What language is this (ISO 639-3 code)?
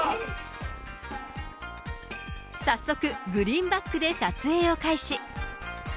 jpn